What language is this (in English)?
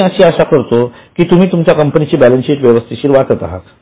Marathi